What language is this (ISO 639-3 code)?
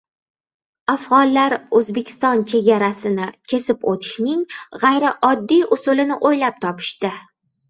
uzb